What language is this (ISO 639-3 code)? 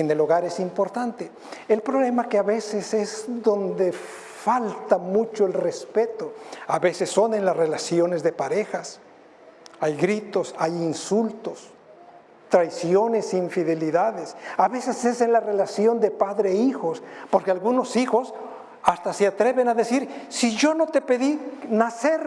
spa